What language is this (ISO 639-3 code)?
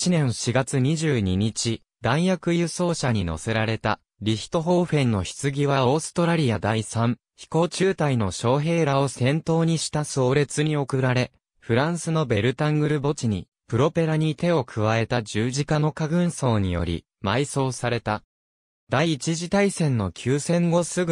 jpn